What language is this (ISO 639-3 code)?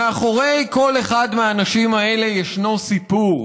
heb